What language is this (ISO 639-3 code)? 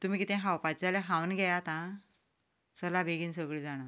kok